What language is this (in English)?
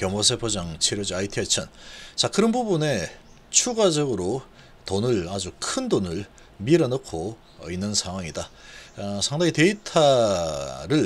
Korean